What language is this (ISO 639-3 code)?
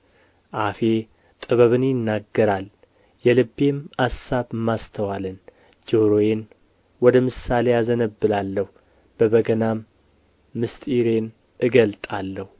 amh